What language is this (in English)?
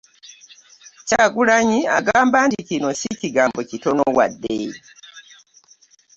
Ganda